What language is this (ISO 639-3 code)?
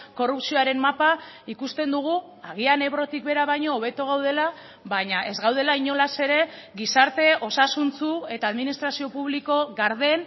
eus